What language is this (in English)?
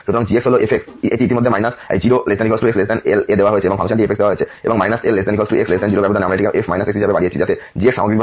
Bangla